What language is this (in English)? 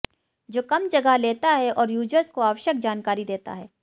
Hindi